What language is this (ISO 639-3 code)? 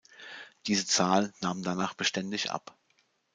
deu